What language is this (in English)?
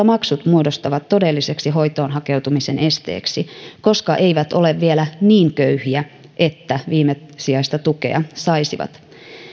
Finnish